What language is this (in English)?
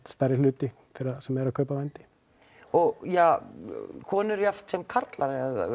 Icelandic